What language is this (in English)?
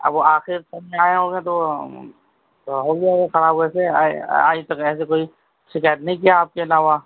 Urdu